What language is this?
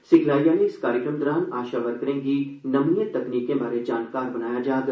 Dogri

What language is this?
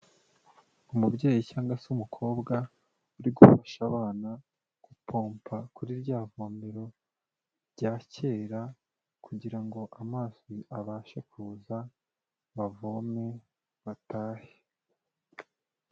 Kinyarwanda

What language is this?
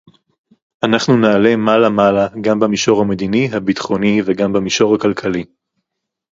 Hebrew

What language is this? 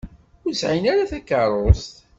Kabyle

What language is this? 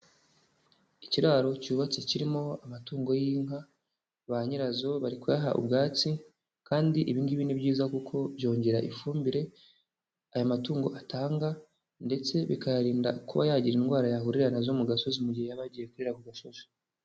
Kinyarwanda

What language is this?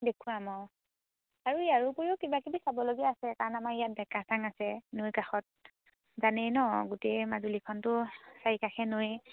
Assamese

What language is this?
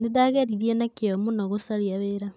Kikuyu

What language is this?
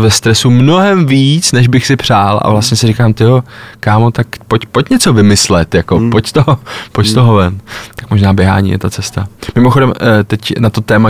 Czech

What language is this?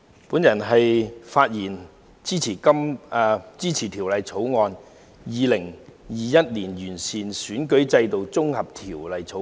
Cantonese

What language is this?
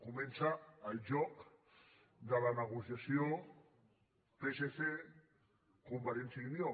Catalan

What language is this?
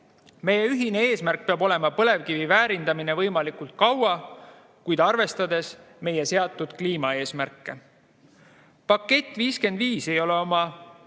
Estonian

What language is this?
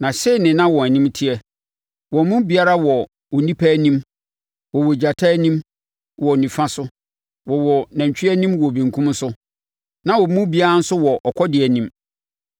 Akan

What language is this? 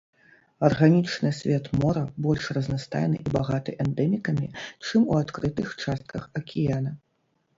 Belarusian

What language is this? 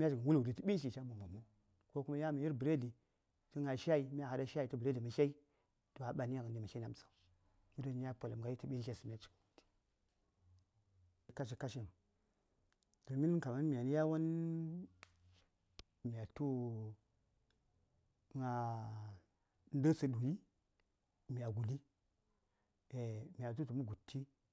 Saya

